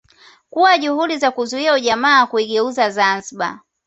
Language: Swahili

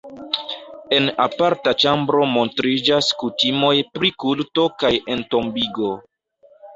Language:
Esperanto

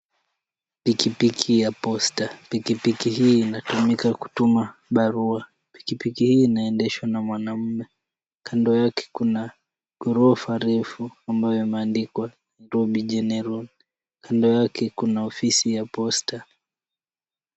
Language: Swahili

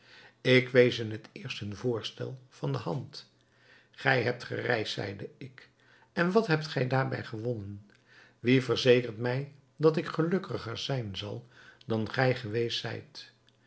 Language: Dutch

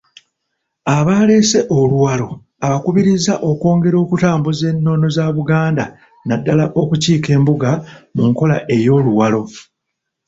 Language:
Ganda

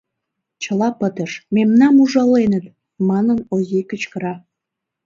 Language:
Mari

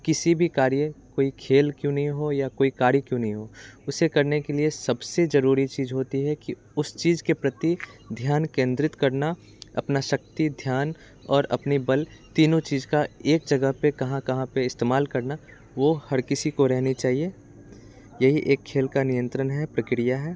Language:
Hindi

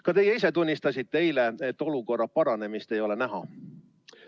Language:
Estonian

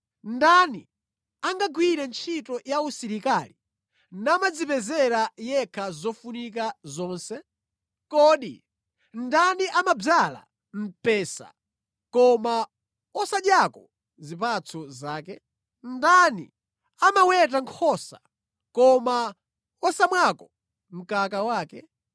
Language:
Nyanja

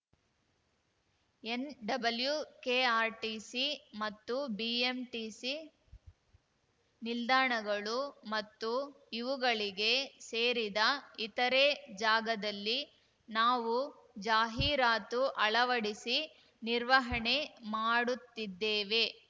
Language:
Kannada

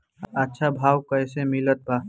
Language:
Bhojpuri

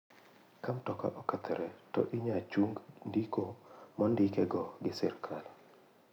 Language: Luo (Kenya and Tanzania)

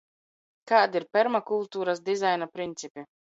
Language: Latvian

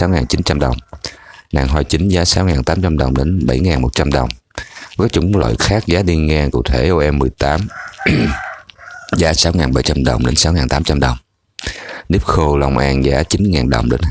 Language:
Vietnamese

